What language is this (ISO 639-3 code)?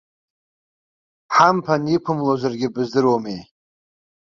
abk